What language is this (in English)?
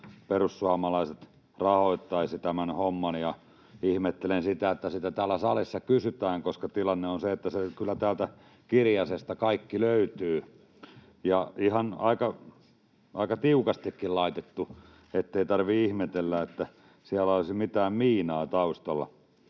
Finnish